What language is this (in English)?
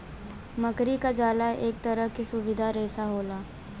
Bhojpuri